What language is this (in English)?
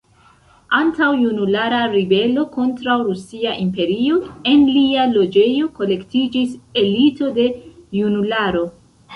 Esperanto